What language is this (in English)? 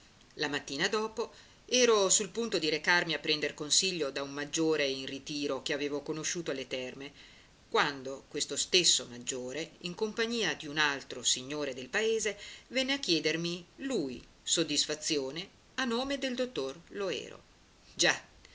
Italian